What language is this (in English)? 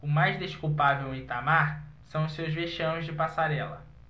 Portuguese